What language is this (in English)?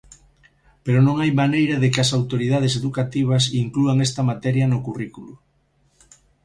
Galician